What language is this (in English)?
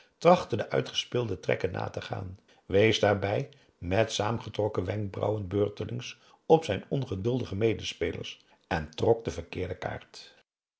Dutch